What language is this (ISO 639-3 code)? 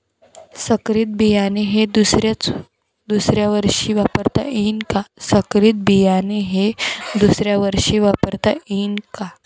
mar